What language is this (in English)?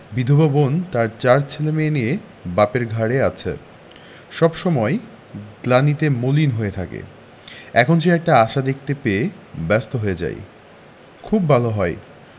Bangla